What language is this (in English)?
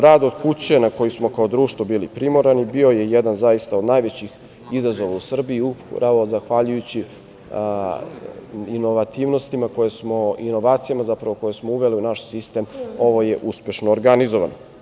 Serbian